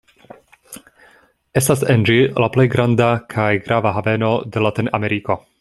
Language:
Esperanto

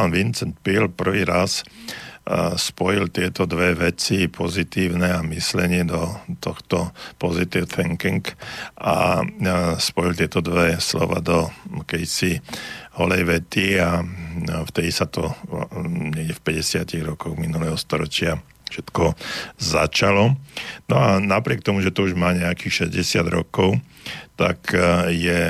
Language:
Slovak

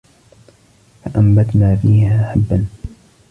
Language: Arabic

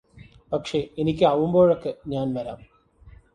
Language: Malayalam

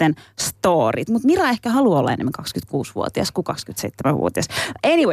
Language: Finnish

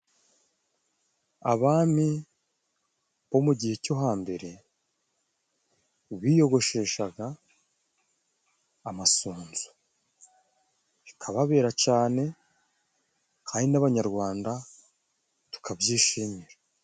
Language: Kinyarwanda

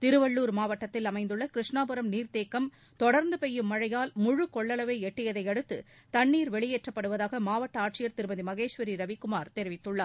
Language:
Tamil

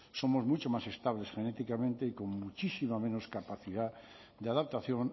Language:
Spanish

